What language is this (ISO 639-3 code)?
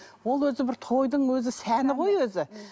kaz